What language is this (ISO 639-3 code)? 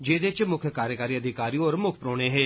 doi